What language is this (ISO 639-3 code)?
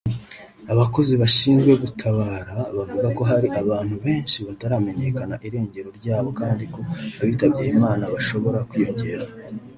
kin